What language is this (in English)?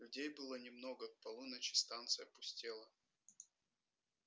Russian